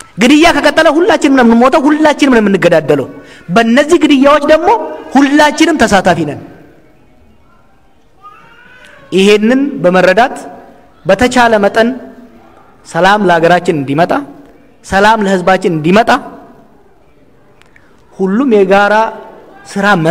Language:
Indonesian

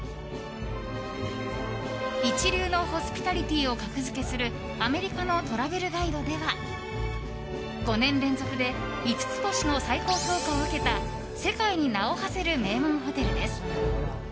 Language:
Japanese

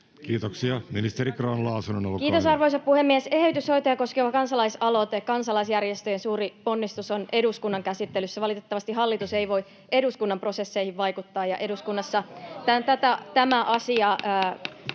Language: Finnish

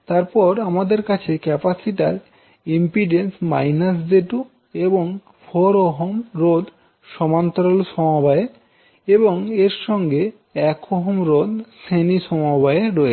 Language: Bangla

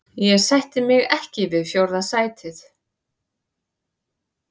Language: Icelandic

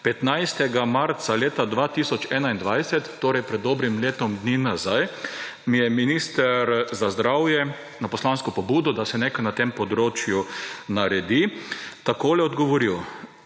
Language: Slovenian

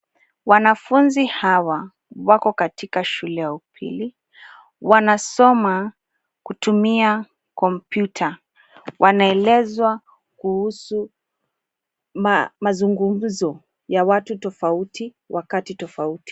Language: Swahili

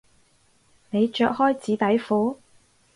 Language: Cantonese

